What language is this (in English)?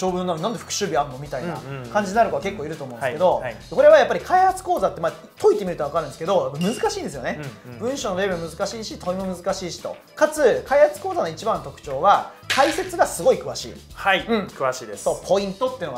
Japanese